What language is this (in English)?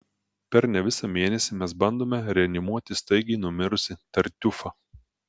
Lithuanian